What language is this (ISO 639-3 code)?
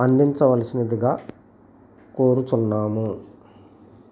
tel